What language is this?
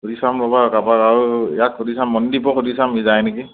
Assamese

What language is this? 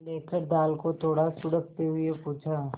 Hindi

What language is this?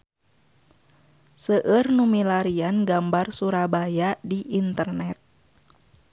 Sundanese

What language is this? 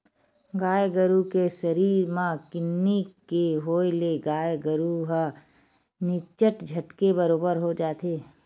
Chhattisgarhi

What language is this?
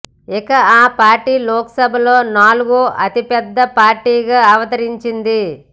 Telugu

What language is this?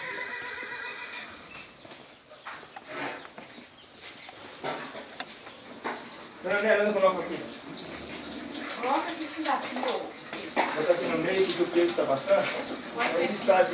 Portuguese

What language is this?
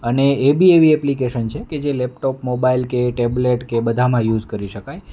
Gujarati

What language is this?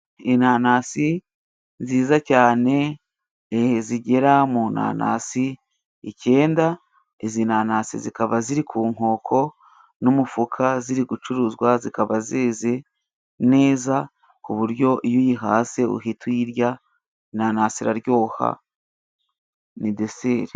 Kinyarwanda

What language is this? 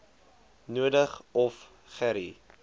Afrikaans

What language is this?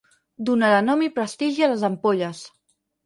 Catalan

